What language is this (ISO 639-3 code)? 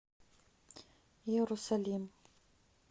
rus